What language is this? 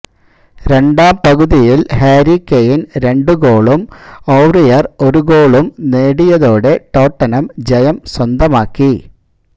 Malayalam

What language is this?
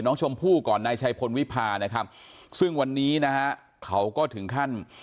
Thai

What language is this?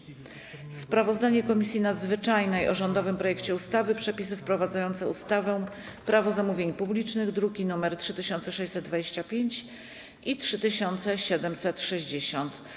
Polish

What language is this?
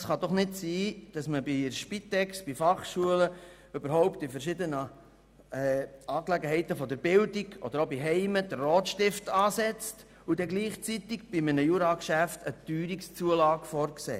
Swiss German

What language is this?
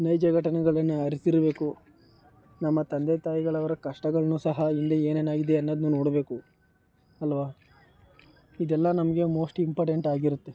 Kannada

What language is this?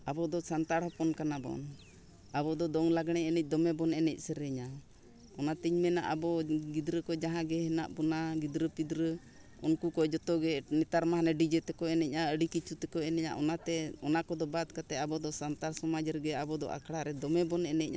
Santali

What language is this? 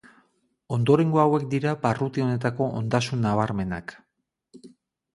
Basque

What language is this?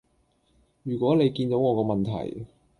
Cantonese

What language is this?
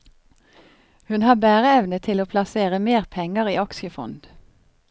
Norwegian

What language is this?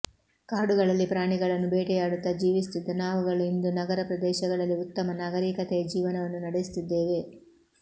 Kannada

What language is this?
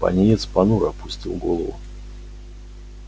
Russian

